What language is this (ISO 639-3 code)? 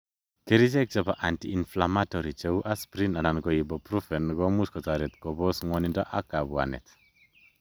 kln